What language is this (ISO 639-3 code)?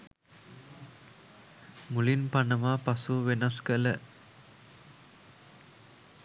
sin